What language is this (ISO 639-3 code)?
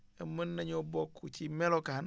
wol